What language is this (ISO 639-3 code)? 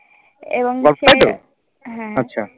ben